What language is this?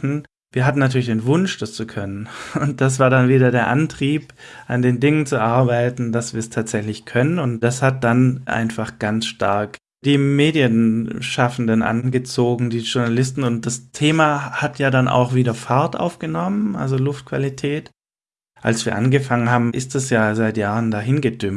German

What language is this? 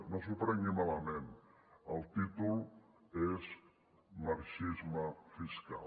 Catalan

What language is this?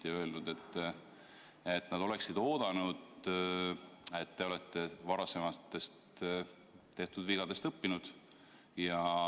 Estonian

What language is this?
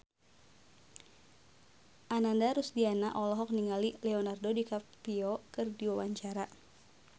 Sundanese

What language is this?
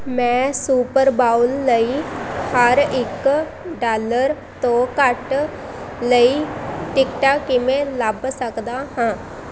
Punjabi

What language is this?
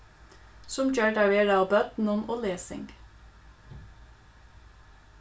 Faroese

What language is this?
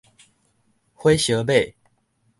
Min Nan Chinese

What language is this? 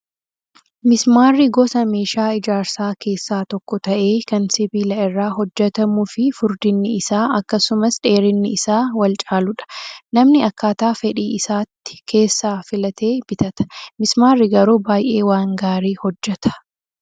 Oromo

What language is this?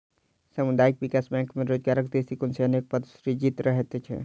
Maithili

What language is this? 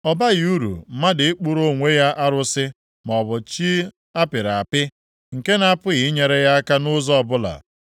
Igbo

